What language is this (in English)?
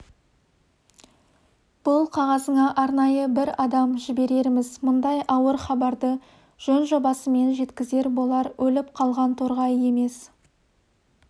Kazakh